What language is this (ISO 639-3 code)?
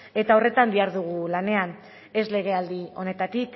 eus